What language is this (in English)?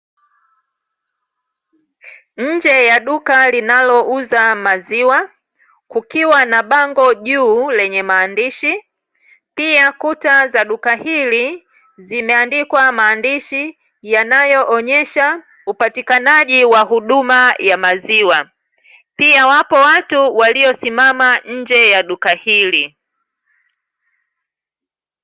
Swahili